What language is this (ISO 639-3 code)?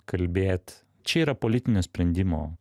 lit